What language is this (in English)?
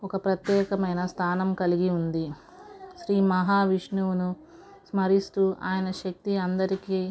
Telugu